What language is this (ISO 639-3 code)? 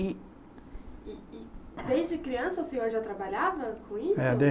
por